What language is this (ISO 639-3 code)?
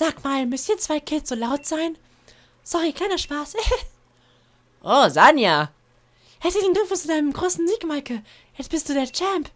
deu